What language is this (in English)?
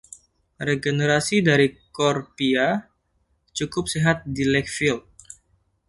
Indonesian